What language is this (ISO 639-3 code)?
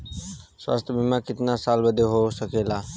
bho